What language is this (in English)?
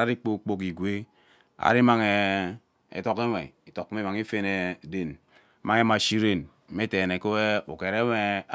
Ubaghara